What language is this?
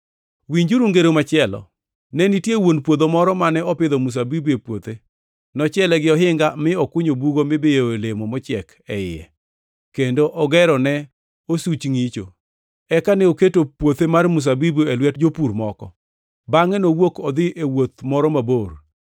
Luo (Kenya and Tanzania)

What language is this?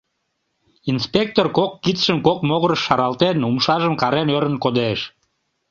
Mari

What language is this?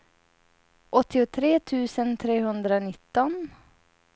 Swedish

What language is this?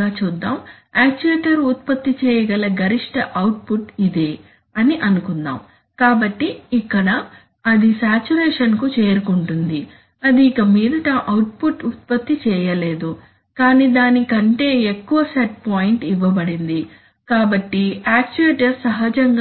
Telugu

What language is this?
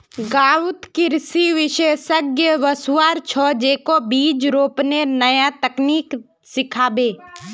Magahi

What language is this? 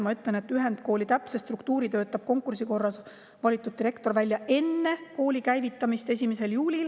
Estonian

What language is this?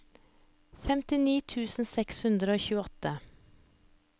Norwegian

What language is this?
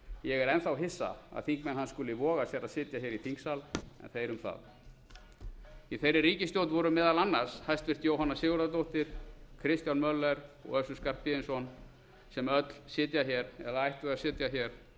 Icelandic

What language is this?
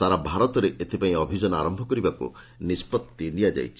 Odia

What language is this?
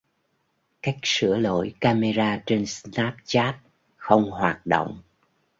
Vietnamese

